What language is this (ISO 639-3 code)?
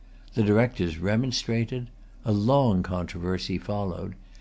eng